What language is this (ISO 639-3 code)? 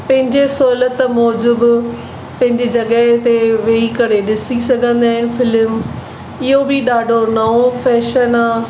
snd